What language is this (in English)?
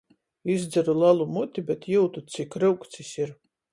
Latgalian